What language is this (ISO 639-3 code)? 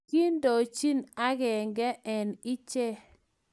kln